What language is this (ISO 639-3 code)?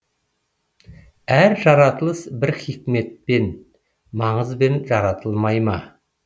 kaz